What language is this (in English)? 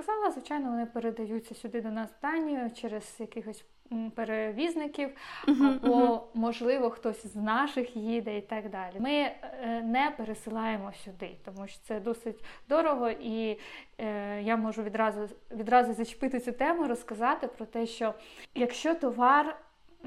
Ukrainian